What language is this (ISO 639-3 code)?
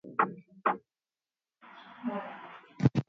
swa